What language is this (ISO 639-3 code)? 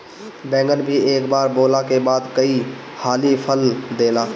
bho